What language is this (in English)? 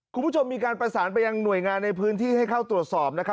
Thai